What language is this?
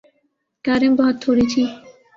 Urdu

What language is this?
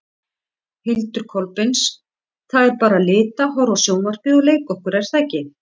Icelandic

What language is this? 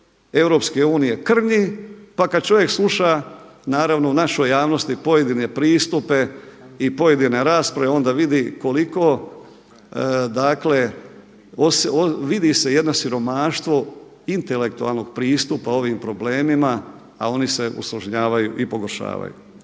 Croatian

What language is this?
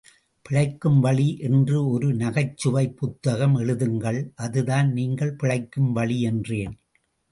Tamil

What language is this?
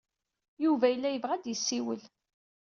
Kabyle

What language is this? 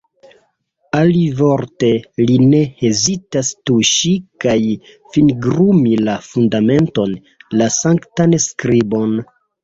Esperanto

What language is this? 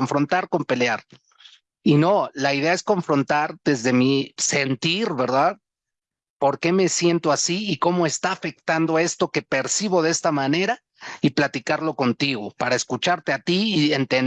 Spanish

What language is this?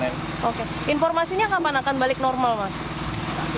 Indonesian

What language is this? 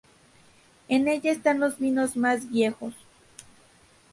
Spanish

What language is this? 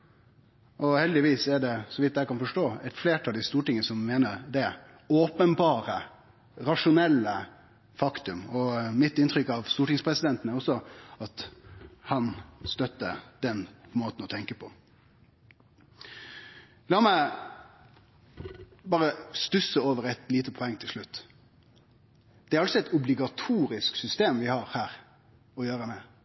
Norwegian Nynorsk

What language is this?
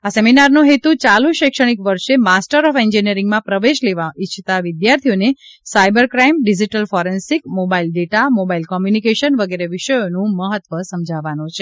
Gujarati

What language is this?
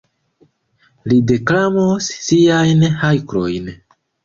Esperanto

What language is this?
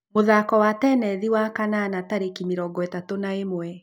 Kikuyu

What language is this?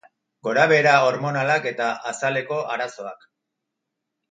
Basque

